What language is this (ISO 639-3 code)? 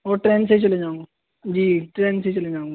urd